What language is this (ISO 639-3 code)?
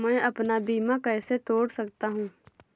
hin